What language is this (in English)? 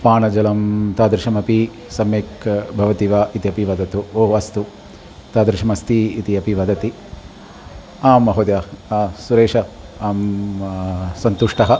Sanskrit